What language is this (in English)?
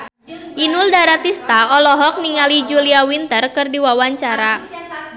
Sundanese